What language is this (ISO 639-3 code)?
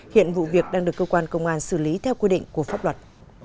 vie